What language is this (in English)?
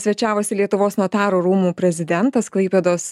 Lithuanian